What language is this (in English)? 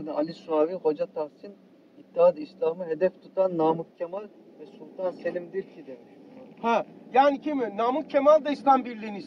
Turkish